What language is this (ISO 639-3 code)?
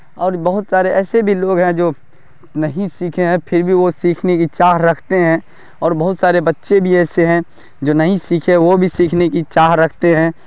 urd